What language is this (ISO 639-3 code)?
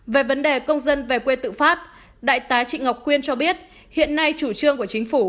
vie